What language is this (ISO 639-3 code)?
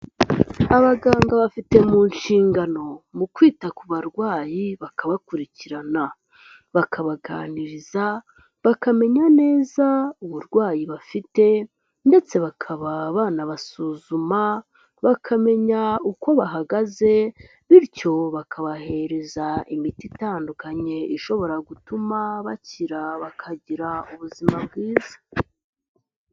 kin